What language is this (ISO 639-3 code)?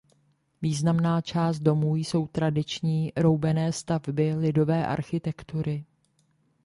ces